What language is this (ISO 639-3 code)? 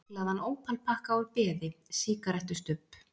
isl